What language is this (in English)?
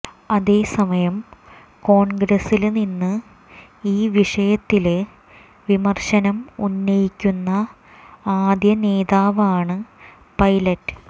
Malayalam